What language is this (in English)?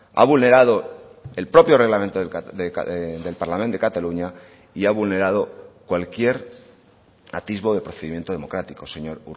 Spanish